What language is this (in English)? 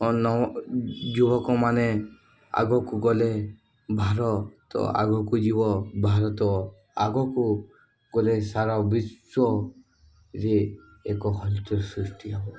Odia